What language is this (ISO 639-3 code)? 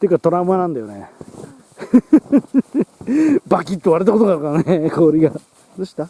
jpn